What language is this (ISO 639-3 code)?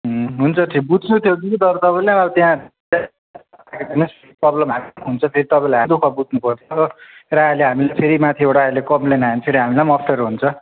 nep